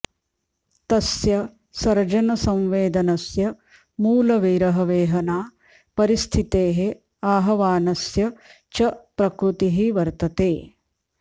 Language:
Sanskrit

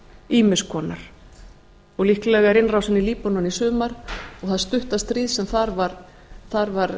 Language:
Icelandic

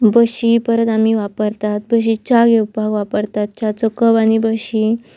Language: Konkani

